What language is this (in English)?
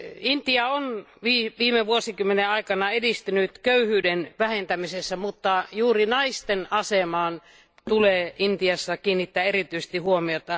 Finnish